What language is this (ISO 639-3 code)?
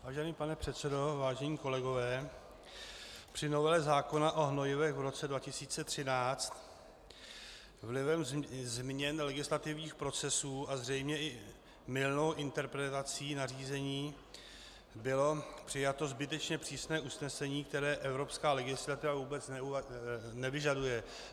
ces